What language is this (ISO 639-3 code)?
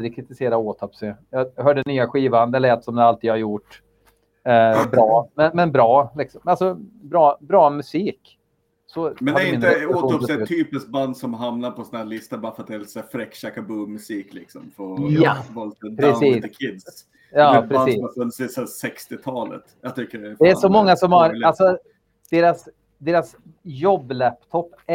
swe